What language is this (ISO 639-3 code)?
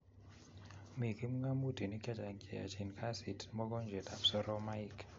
kln